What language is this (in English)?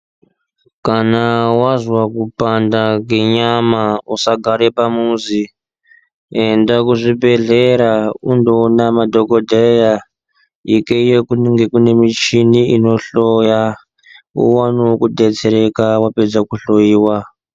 Ndau